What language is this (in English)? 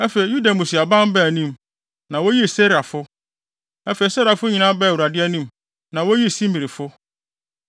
Akan